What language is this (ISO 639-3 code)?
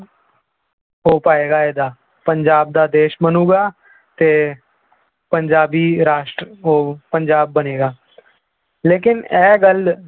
pan